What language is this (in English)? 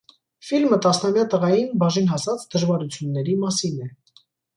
Armenian